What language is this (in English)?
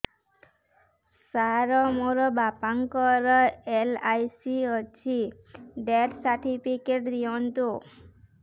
Odia